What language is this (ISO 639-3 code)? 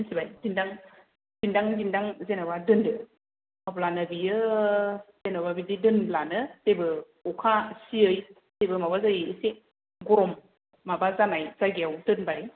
brx